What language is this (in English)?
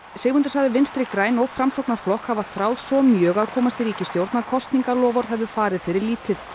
Icelandic